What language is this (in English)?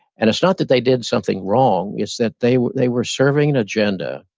English